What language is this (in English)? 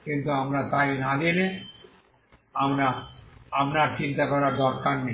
Bangla